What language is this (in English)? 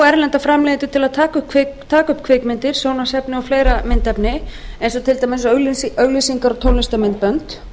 Icelandic